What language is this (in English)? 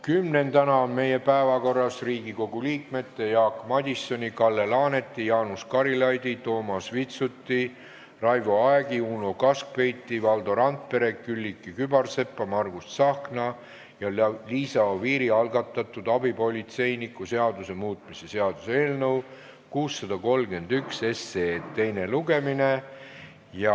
Estonian